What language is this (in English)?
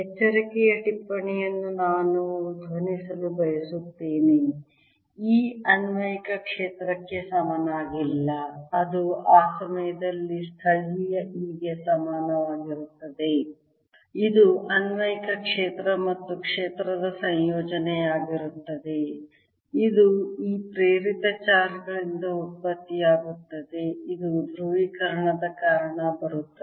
Kannada